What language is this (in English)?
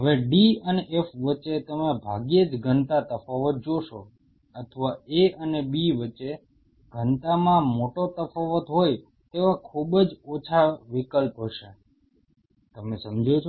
Gujarati